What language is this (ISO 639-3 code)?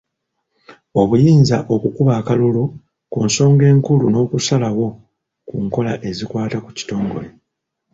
lug